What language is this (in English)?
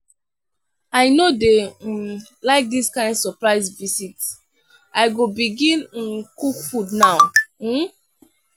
Nigerian Pidgin